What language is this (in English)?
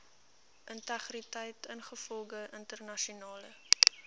Afrikaans